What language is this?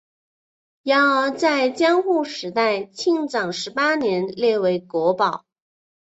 Chinese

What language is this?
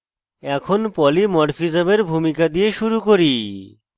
Bangla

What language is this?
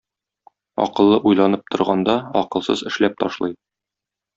Tatar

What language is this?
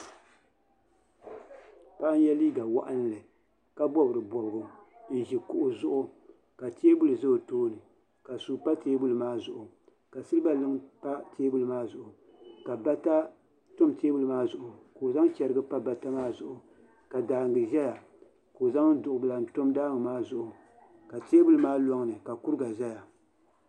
Dagbani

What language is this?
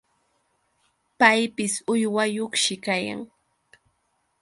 Yauyos Quechua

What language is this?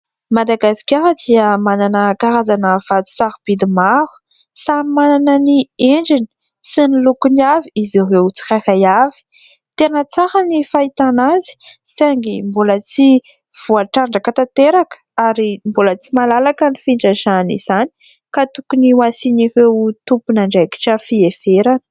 Malagasy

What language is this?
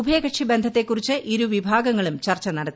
Malayalam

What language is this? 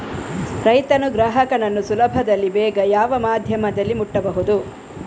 Kannada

